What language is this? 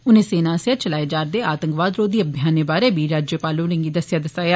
Dogri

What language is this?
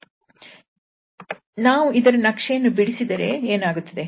Kannada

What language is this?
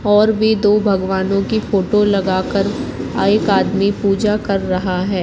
Hindi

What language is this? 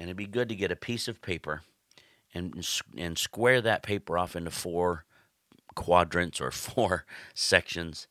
English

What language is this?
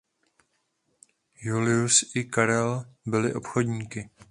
Czech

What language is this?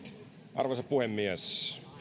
Finnish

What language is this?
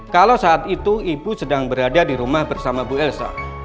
Indonesian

